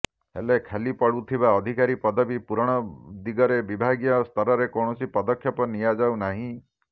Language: Odia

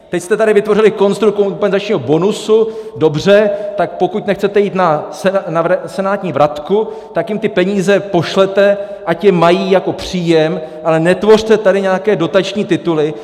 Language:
Czech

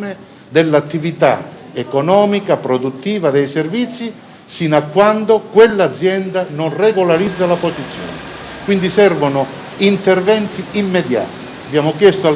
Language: Italian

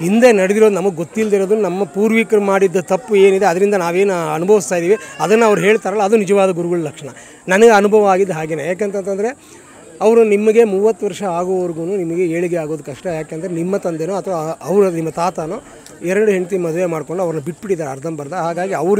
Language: Hindi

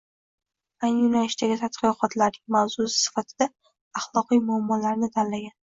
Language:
Uzbek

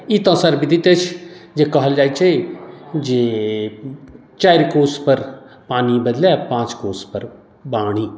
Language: Maithili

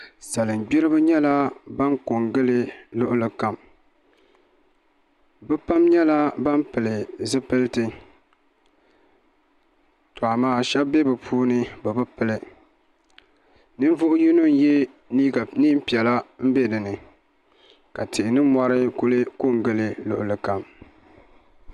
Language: Dagbani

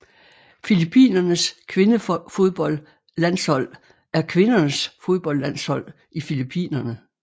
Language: Danish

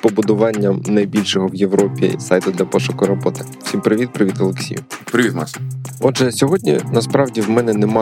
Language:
Ukrainian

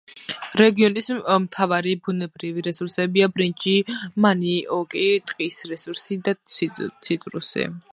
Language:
Georgian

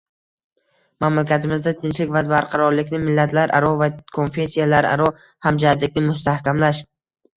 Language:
Uzbek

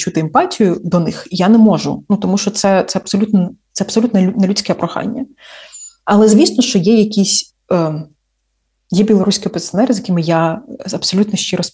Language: Ukrainian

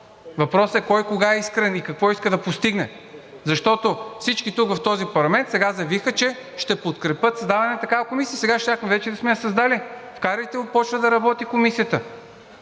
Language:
Bulgarian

